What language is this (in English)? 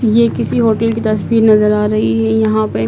Hindi